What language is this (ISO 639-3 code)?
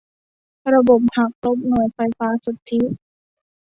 tha